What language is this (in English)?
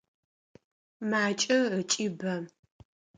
Adyghe